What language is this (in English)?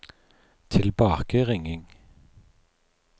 Norwegian